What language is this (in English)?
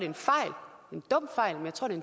Danish